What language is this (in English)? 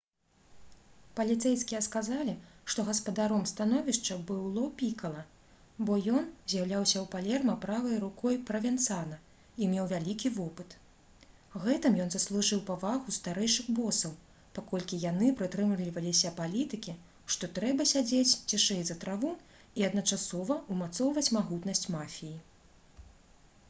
Belarusian